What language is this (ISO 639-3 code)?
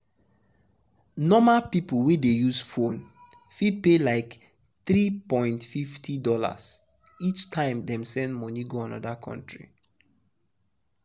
pcm